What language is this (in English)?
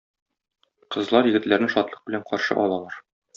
Tatar